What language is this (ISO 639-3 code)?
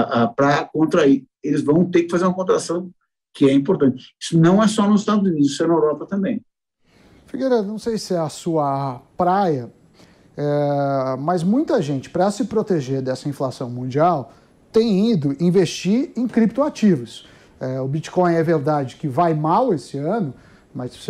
por